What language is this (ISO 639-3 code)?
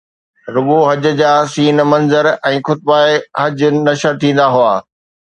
snd